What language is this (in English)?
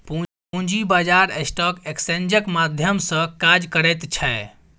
Maithili